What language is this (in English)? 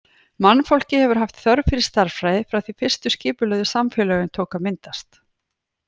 Icelandic